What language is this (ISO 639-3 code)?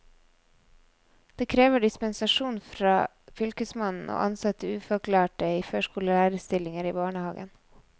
nor